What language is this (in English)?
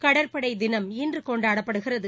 Tamil